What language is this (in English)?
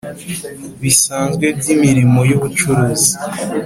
Kinyarwanda